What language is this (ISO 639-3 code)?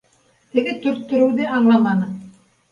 bak